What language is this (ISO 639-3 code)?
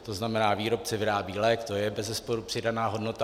ces